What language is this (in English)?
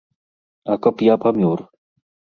Belarusian